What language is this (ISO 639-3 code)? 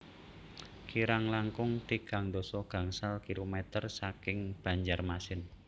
jav